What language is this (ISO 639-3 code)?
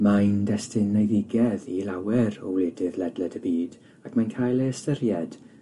cym